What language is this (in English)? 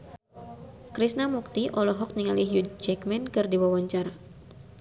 Sundanese